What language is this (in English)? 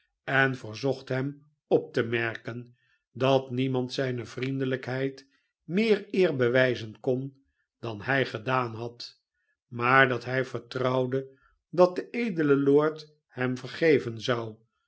Dutch